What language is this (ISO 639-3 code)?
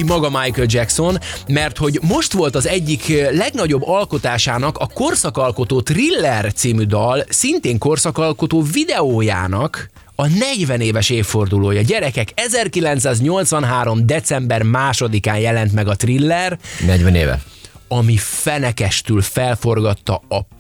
hun